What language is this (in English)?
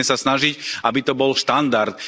Slovak